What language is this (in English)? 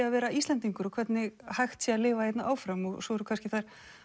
Icelandic